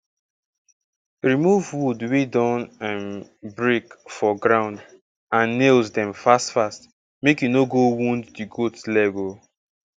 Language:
Nigerian Pidgin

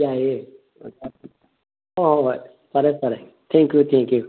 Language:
Manipuri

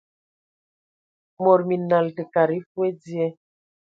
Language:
Ewondo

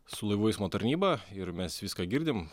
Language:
Lithuanian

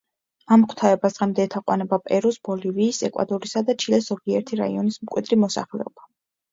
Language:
Georgian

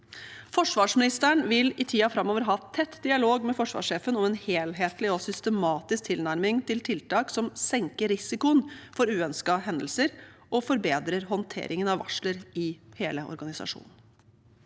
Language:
Norwegian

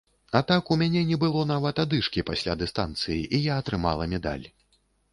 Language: Belarusian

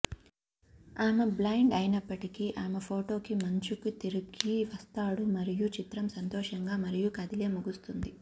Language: Telugu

